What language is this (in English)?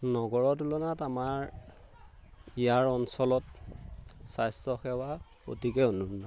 Assamese